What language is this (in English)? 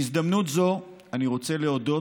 Hebrew